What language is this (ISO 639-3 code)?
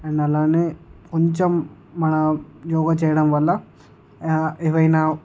tel